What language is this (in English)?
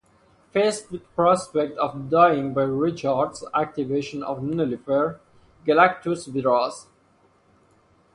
English